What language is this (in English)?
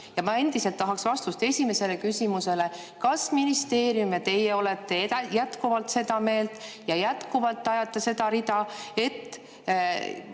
Estonian